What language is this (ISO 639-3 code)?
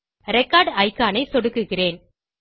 tam